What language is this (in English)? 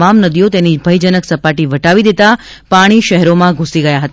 Gujarati